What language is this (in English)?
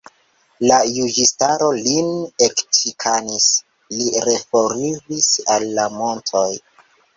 Esperanto